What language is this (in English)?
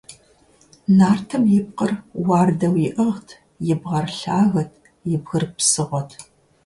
Kabardian